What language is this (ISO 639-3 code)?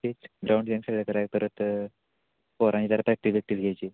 mar